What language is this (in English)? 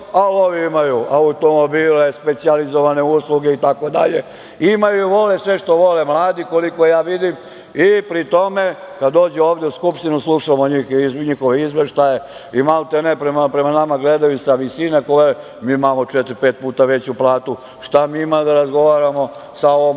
Serbian